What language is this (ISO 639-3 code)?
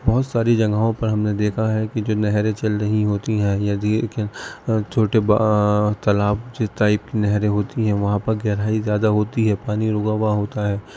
urd